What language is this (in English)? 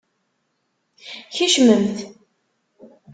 Kabyle